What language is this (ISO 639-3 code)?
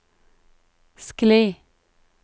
nor